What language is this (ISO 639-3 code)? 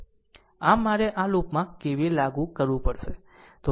guj